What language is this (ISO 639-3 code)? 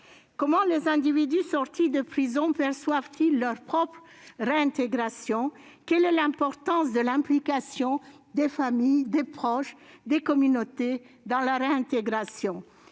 fra